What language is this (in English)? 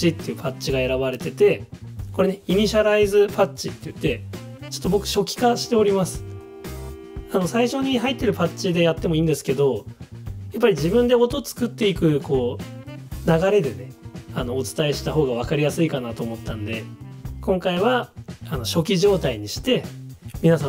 Japanese